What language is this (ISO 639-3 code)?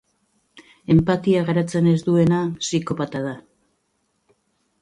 eus